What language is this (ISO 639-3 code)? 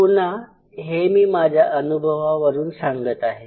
mar